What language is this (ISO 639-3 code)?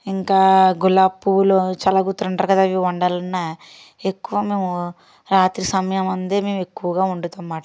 tel